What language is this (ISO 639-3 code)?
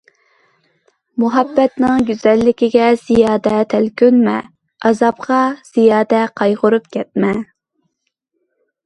uig